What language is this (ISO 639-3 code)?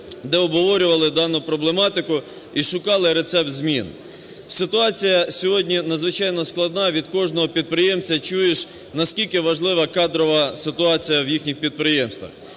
ukr